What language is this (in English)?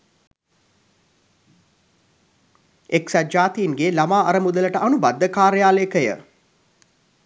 Sinhala